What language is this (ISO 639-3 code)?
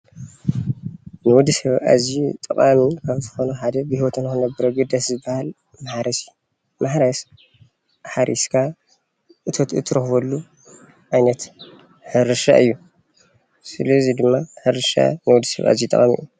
tir